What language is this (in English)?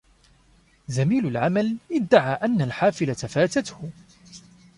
Arabic